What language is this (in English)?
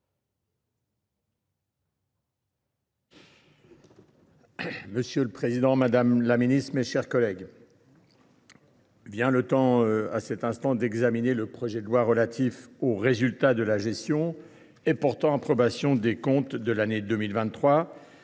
French